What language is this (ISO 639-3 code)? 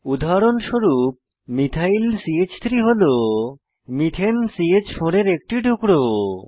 ben